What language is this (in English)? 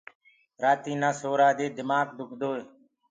Gurgula